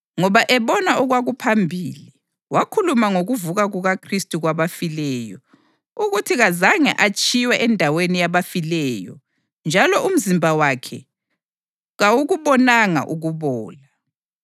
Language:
North Ndebele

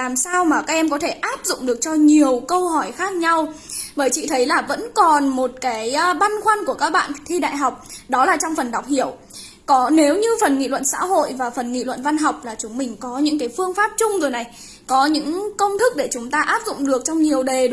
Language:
Vietnamese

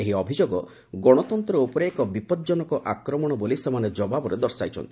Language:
Odia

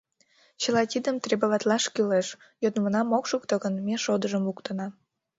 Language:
Mari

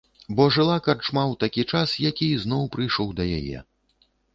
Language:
Belarusian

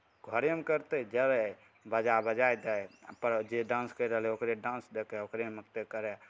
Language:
Maithili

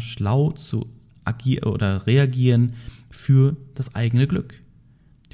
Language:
German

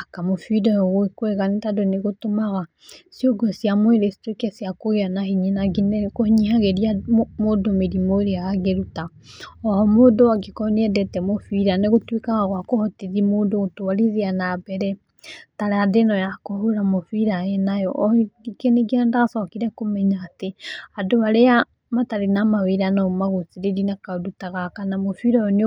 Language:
Kikuyu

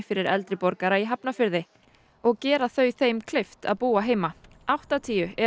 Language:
Icelandic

